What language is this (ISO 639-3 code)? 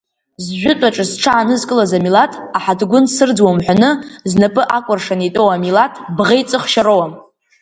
abk